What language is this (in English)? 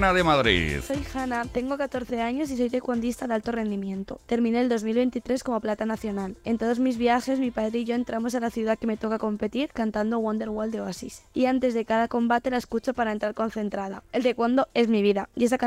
Spanish